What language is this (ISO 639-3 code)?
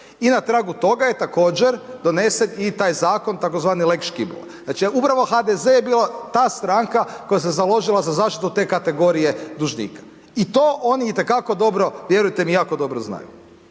hrv